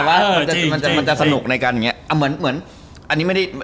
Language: Thai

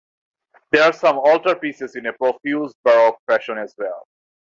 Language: English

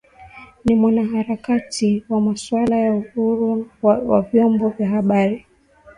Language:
Swahili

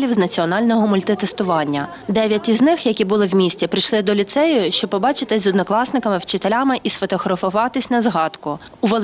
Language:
Ukrainian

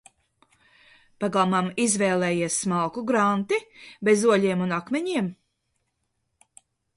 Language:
Latvian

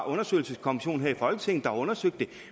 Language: Danish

